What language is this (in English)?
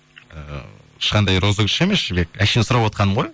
Kazakh